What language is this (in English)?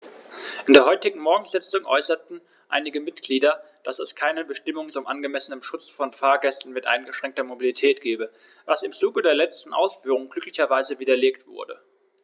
German